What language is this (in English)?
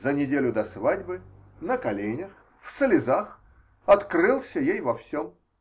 Russian